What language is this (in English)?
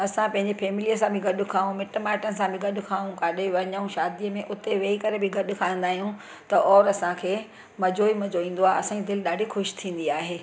Sindhi